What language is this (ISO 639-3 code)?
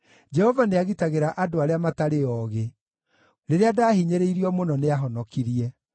kik